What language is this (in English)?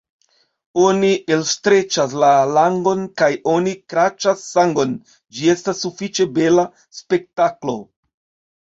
Esperanto